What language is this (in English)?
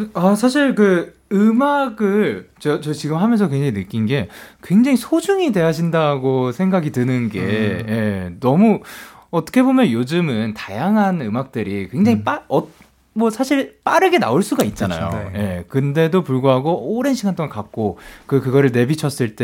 Korean